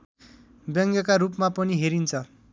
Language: Nepali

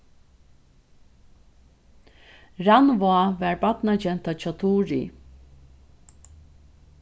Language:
Faroese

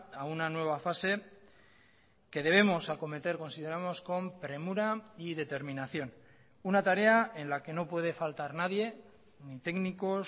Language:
Spanish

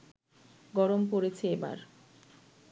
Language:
Bangla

